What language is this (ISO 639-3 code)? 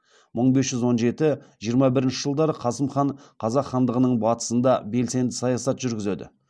kaz